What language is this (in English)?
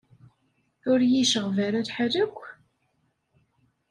Kabyle